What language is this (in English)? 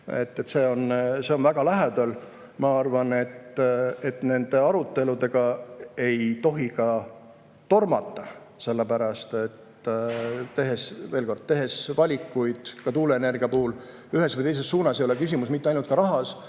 Estonian